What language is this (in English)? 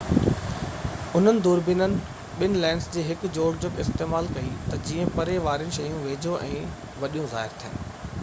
Sindhi